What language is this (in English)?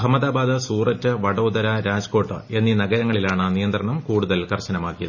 Malayalam